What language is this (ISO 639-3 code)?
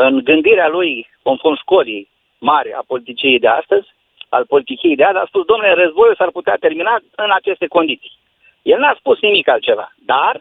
ron